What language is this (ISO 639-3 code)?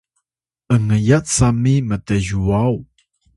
tay